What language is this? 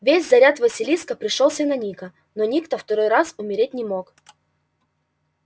Russian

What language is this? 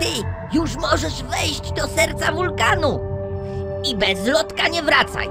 Polish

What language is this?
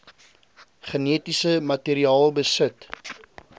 Afrikaans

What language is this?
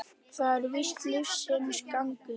Icelandic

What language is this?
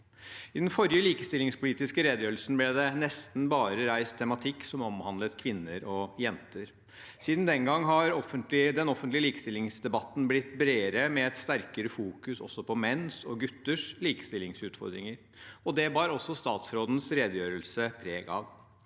Norwegian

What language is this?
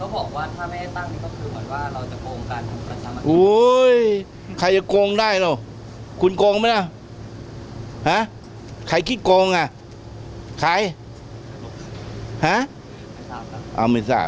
Thai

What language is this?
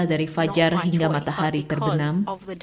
Indonesian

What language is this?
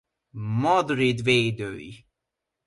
Hungarian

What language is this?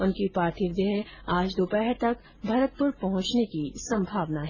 Hindi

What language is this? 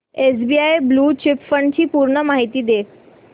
Marathi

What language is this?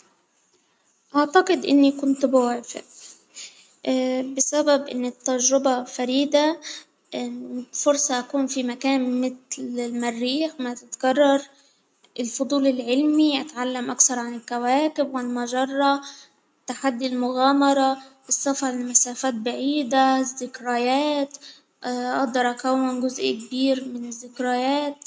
Hijazi Arabic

